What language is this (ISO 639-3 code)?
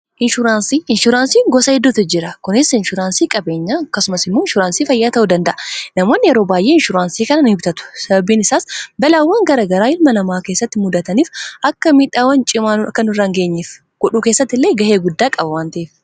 orm